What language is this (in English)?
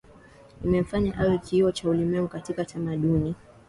Swahili